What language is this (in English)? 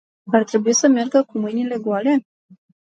Romanian